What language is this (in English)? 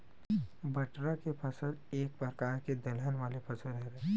Chhattisgarhi